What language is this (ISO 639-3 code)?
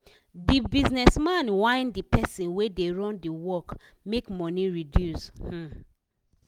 pcm